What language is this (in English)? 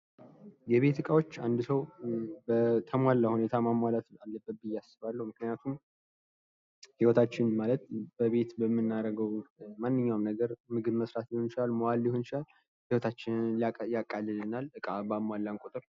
Amharic